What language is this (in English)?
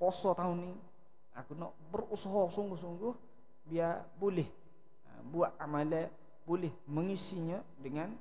Malay